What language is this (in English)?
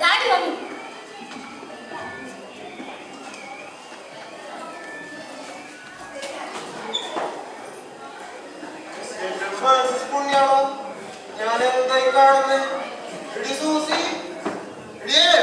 Greek